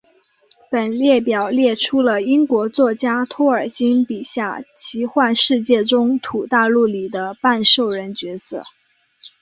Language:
Chinese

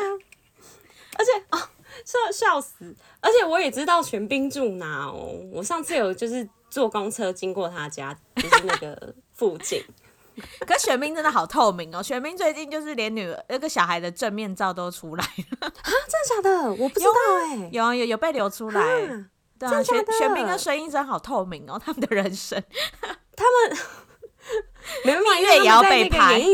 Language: Chinese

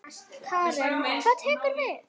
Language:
Icelandic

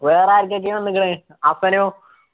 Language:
Malayalam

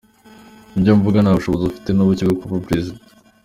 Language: Kinyarwanda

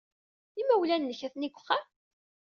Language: Kabyle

